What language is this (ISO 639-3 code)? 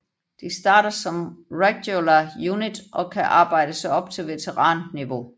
dan